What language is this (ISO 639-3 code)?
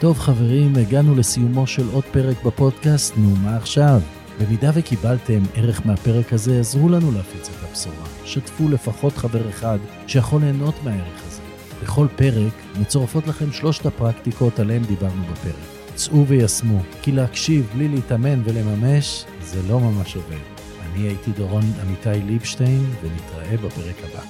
heb